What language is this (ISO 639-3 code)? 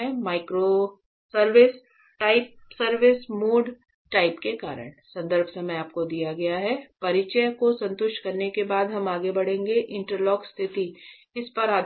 hin